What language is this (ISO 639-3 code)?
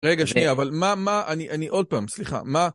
heb